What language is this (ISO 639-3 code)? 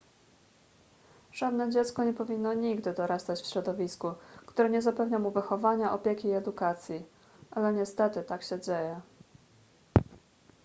pol